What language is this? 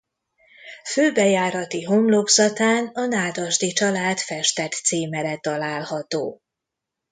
Hungarian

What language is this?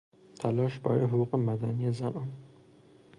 Persian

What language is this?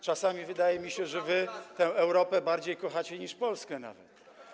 Polish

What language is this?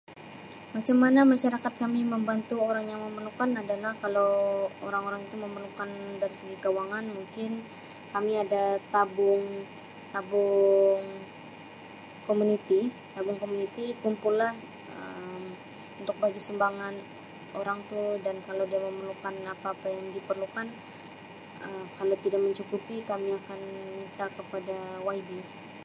Sabah Malay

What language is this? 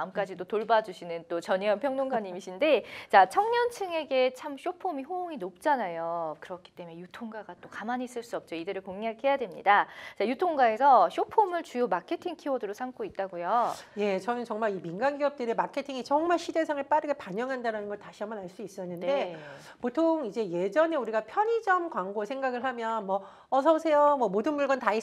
Korean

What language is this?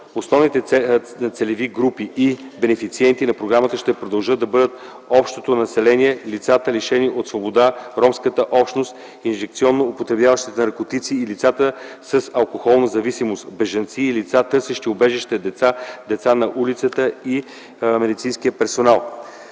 Bulgarian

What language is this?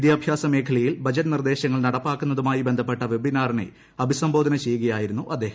Malayalam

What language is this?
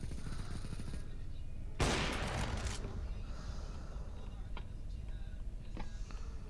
Turkish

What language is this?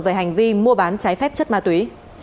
Vietnamese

